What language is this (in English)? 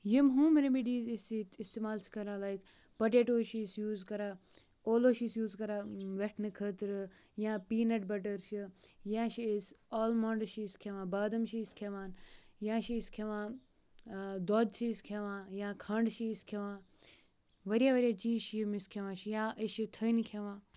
Kashmiri